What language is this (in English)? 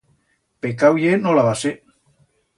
Aragonese